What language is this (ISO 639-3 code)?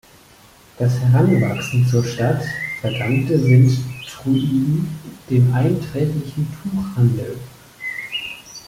deu